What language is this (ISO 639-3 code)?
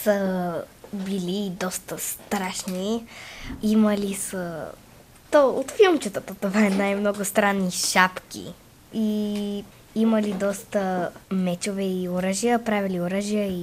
bul